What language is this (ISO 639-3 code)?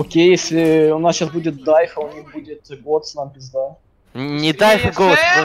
rus